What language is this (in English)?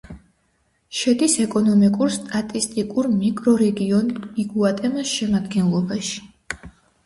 Georgian